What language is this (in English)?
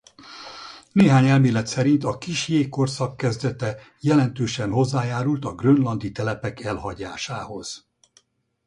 Hungarian